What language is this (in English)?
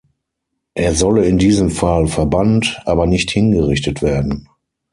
German